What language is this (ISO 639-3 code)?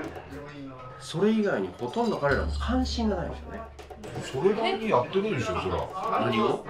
jpn